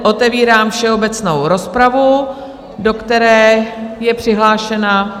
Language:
Czech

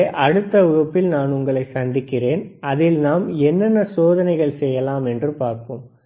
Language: Tamil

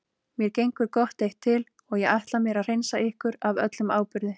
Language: Icelandic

